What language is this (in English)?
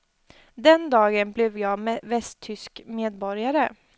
Swedish